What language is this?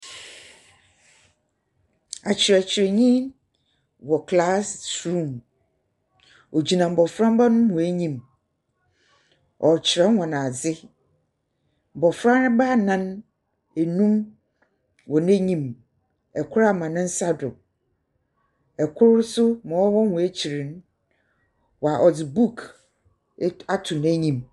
Akan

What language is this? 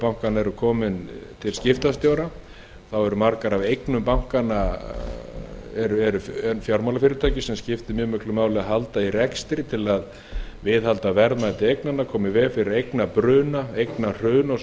Icelandic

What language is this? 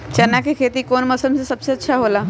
Magahi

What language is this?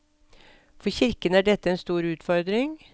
Norwegian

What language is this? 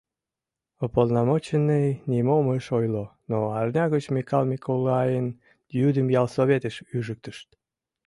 Mari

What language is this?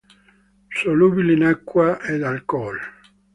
Italian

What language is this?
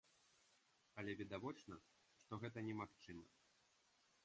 Belarusian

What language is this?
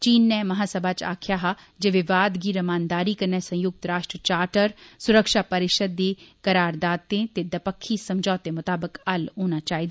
Dogri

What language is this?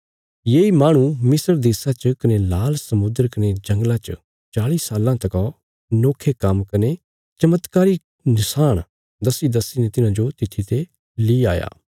Bilaspuri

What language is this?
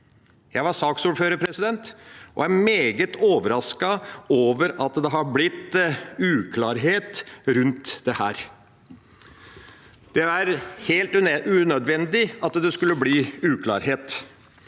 Norwegian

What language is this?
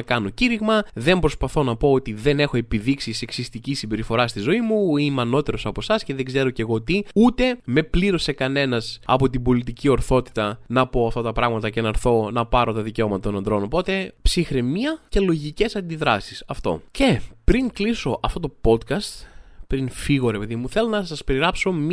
Greek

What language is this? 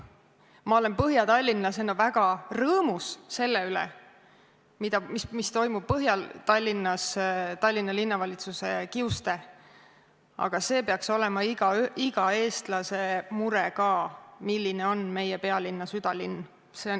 Estonian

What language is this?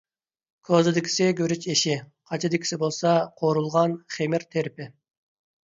Uyghur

